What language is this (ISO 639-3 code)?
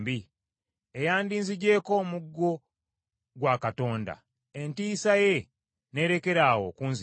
lug